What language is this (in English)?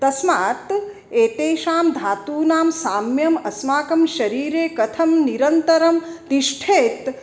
Sanskrit